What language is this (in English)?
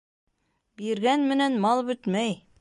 Bashkir